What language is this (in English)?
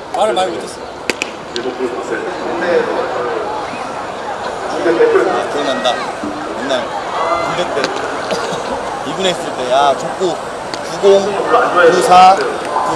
Korean